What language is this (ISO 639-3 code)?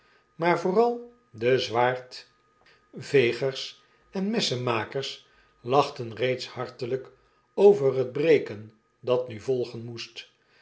nld